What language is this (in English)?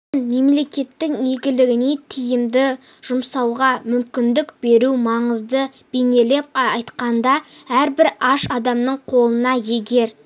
Kazakh